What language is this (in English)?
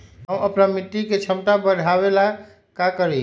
Magahi